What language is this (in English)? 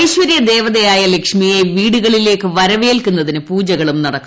Malayalam